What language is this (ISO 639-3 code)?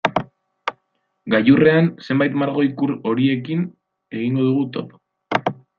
eus